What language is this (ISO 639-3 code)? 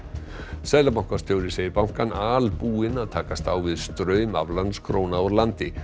isl